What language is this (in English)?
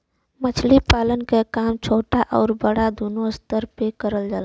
Bhojpuri